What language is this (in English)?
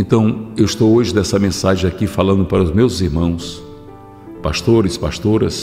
Portuguese